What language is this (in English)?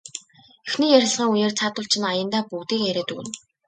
Mongolian